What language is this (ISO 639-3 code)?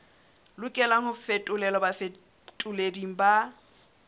sot